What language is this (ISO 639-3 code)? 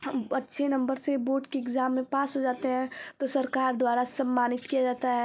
hin